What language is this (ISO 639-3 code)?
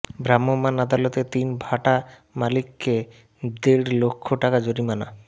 ben